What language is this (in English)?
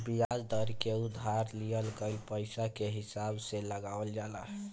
Bhojpuri